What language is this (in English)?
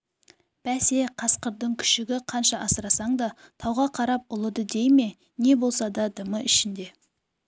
Kazakh